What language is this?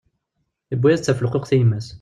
Kabyle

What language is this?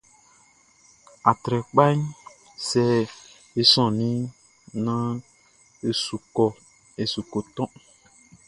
Baoulé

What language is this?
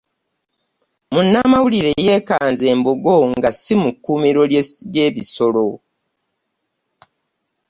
Ganda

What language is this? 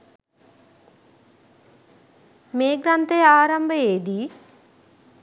Sinhala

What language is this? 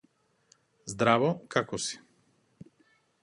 Macedonian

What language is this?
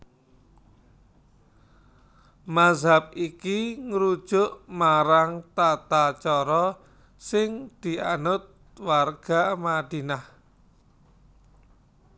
Javanese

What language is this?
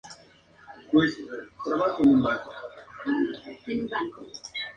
Spanish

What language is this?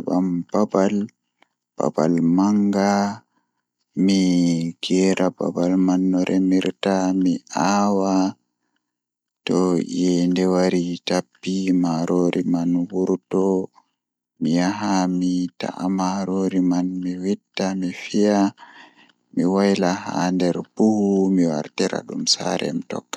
Fula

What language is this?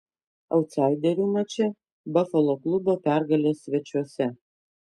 Lithuanian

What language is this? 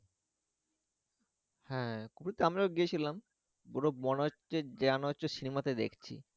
Bangla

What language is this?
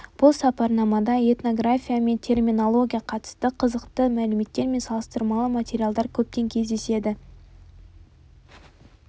Kazakh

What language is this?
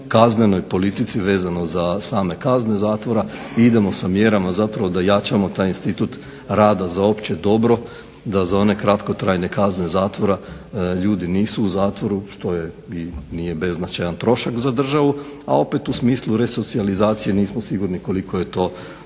Croatian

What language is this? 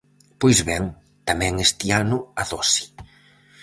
Galician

